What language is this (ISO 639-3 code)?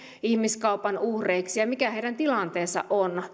fin